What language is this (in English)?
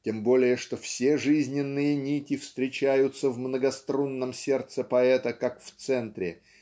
Russian